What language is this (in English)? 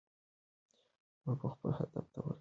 Pashto